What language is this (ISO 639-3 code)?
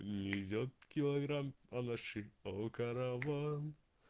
rus